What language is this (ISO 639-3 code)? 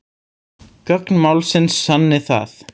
isl